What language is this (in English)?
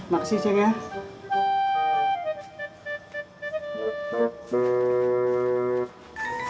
Indonesian